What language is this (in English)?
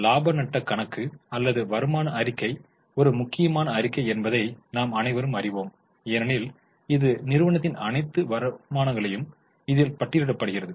Tamil